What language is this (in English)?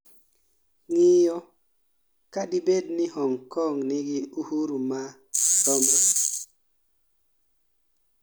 Luo (Kenya and Tanzania)